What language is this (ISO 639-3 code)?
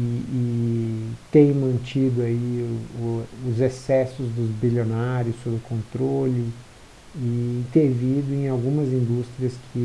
por